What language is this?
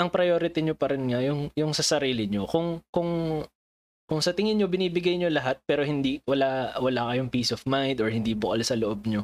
Filipino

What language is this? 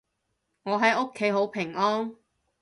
Cantonese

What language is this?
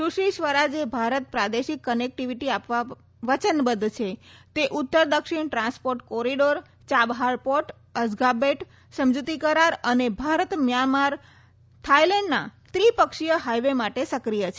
Gujarati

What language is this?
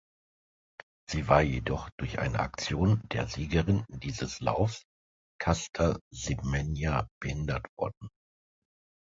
German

